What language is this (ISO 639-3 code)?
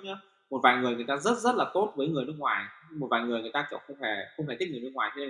vie